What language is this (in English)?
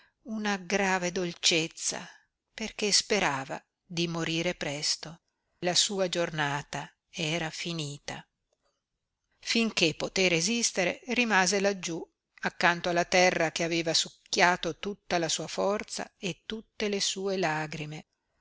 Italian